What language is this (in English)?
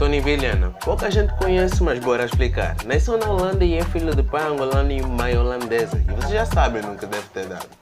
Portuguese